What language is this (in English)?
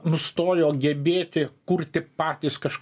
Lithuanian